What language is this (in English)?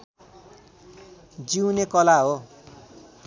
Nepali